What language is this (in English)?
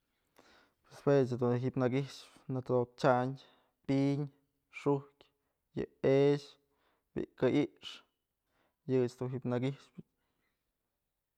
Mazatlán Mixe